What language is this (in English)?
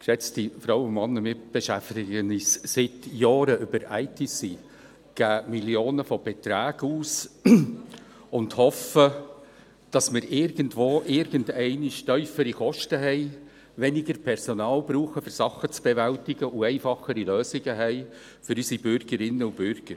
Swiss German